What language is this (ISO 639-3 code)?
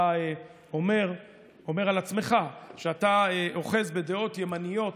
heb